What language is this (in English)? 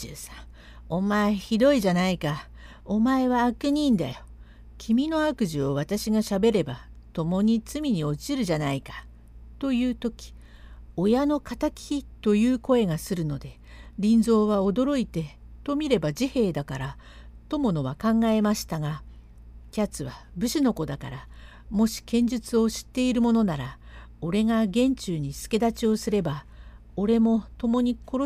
Japanese